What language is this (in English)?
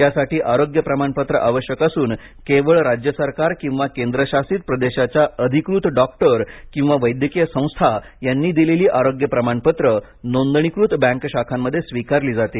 Marathi